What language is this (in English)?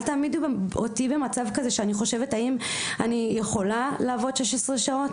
Hebrew